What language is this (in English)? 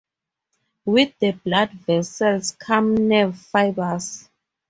English